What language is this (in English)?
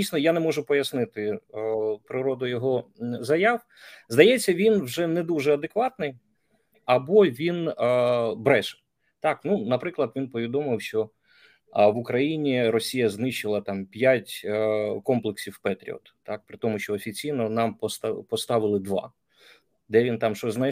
Ukrainian